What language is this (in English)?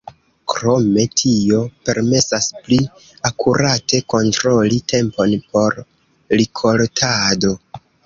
Esperanto